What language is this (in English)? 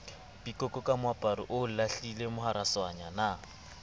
Southern Sotho